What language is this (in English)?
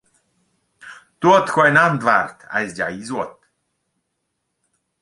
Romansh